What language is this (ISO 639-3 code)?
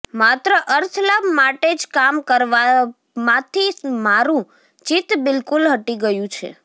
guj